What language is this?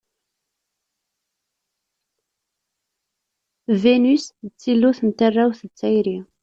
Kabyle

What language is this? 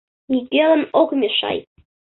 Mari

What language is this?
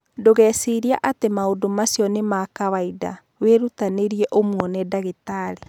Kikuyu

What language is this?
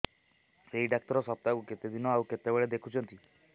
Odia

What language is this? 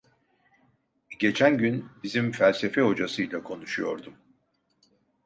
Turkish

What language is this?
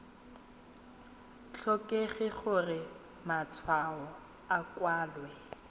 Tswana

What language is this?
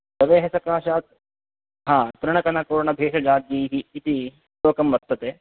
Sanskrit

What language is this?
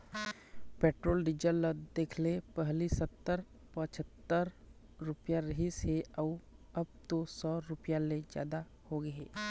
Chhattisgarhi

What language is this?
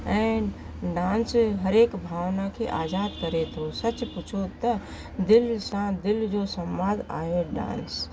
Sindhi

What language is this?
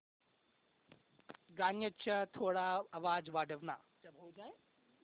Marathi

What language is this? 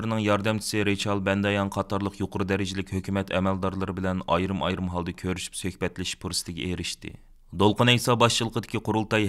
Turkish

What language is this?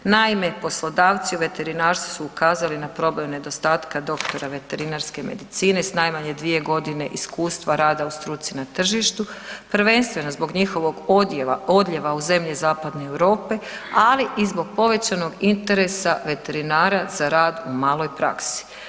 Croatian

